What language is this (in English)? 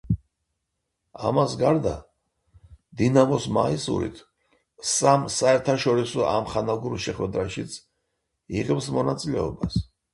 Georgian